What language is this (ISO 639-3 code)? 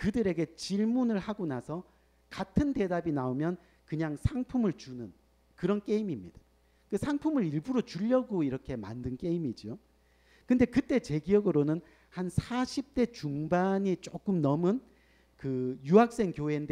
kor